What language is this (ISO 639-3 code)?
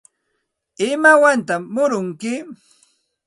qxt